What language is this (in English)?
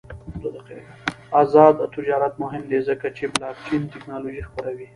Pashto